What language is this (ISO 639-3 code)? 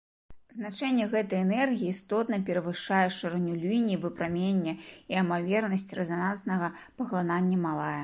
bel